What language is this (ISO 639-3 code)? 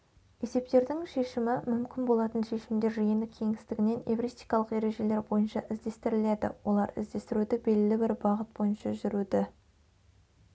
kaz